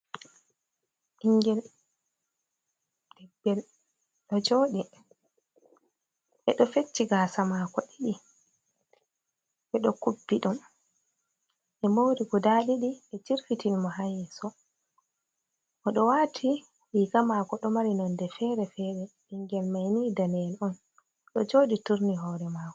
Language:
Fula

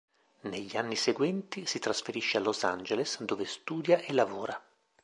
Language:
Italian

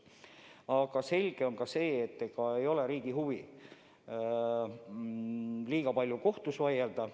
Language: Estonian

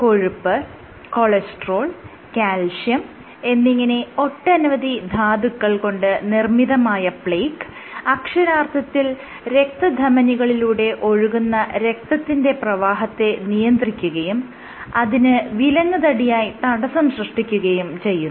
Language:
Malayalam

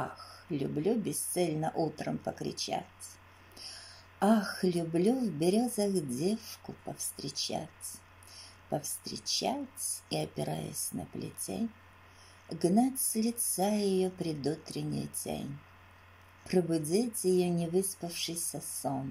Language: Russian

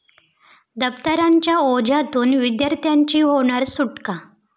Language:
Marathi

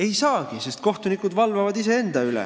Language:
Estonian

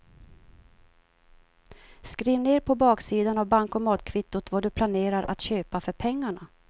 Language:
Swedish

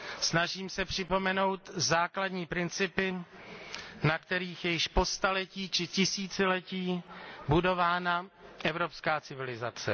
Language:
Czech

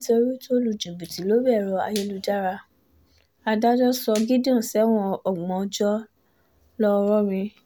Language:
Yoruba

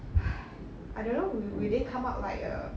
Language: English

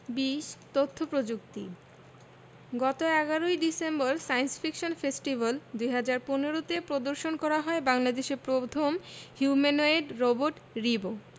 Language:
Bangla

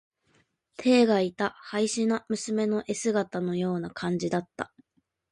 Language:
Japanese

